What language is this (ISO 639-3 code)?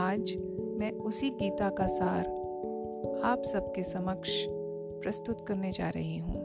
hin